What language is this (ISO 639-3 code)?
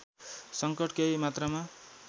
nep